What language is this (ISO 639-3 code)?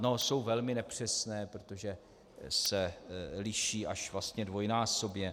ces